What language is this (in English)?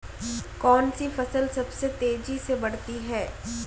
Hindi